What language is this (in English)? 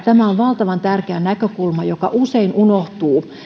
Finnish